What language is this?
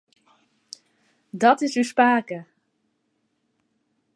Western Frisian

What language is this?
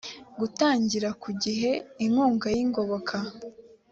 Kinyarwanda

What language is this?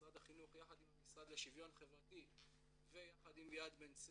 Hebrew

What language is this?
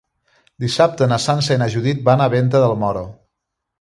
Catalan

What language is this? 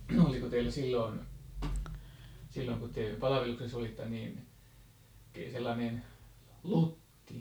Finnish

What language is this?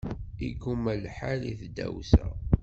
Kabyle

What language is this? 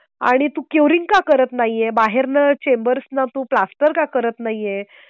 Marathi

